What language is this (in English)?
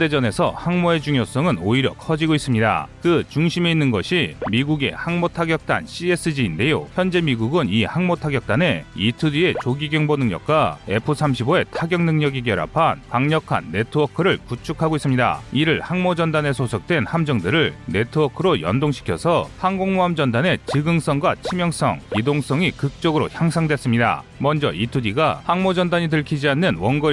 Korean